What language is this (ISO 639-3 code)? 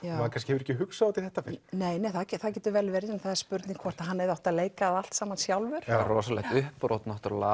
isl